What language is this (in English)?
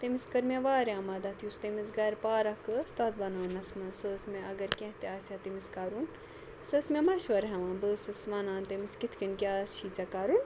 Kashmiri